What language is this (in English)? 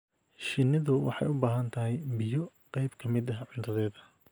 Somali